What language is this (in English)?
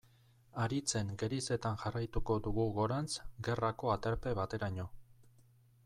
Basque